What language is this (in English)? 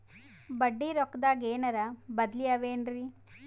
Kannada